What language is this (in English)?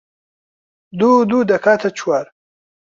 Central Kurdish